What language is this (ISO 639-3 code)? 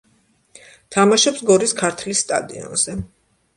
kat